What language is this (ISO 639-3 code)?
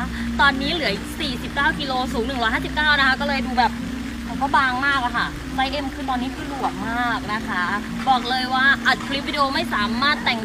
tha